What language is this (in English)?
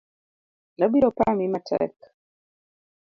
Luo (Kenya and Tanzania)